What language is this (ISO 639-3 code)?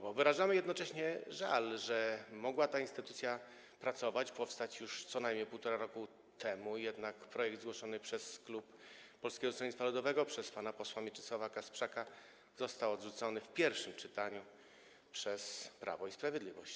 pol